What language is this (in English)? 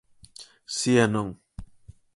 Galician